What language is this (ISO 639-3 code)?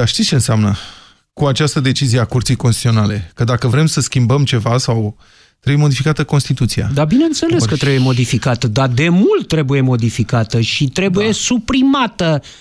ron